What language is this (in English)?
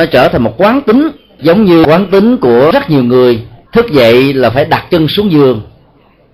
Vietnamese